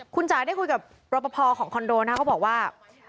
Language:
Thai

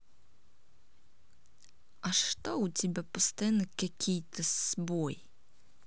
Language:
Russian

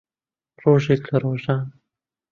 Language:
Central Kurdish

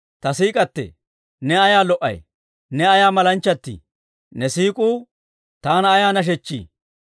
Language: Dawro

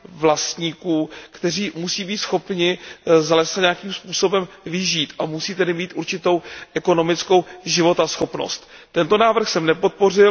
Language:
Czech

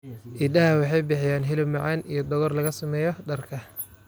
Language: Somali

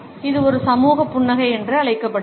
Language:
Tamil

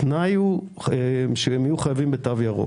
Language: Hebrew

